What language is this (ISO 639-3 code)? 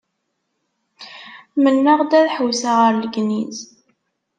kab